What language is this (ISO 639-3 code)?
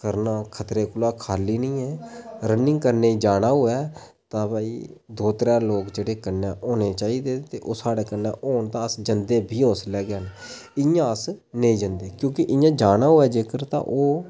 doi